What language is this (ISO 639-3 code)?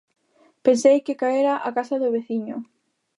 glg